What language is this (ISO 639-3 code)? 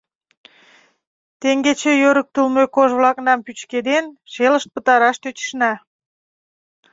chm